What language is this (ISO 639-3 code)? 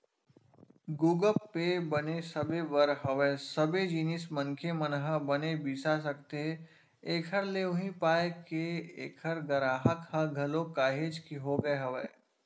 hne